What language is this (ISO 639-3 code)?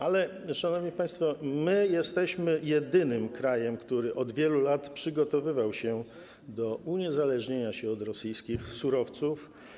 pol